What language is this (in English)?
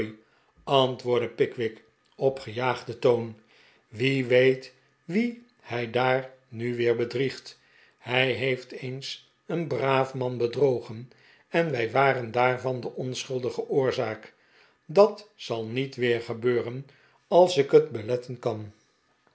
Dutch